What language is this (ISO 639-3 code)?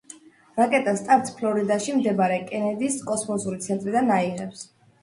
kat